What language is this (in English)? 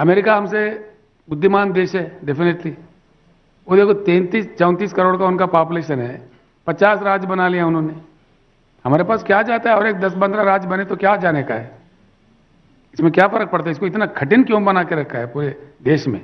Hindi